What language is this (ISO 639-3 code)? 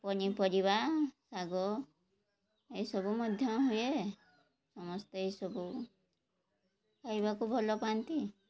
ori